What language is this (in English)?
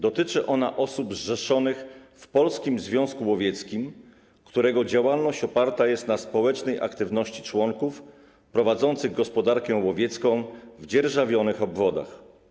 Polish